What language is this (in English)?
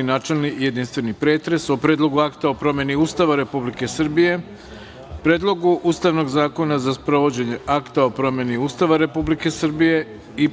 Serbian